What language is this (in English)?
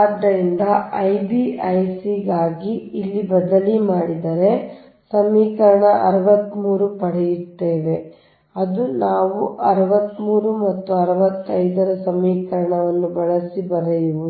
Kannada